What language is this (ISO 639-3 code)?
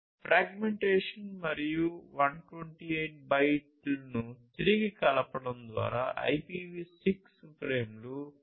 tel